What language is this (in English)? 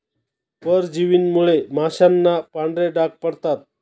Marathi